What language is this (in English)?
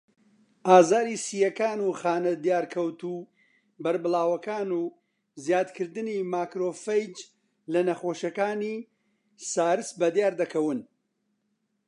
Central Kurdish